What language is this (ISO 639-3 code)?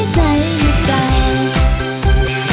tha